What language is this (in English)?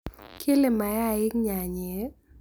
Kalenjin